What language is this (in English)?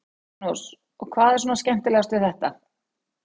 Icelandic